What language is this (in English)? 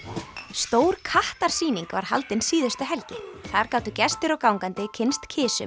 Icelandic